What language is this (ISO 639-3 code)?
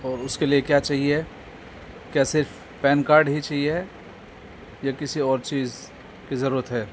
urd